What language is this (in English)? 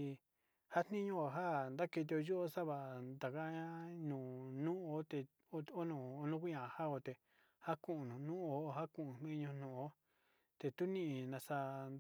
Sinicahua Mixtec